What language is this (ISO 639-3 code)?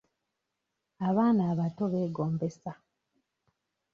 lug